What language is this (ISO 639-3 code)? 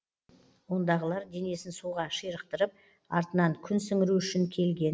kaz